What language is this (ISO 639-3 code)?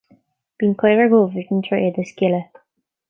gle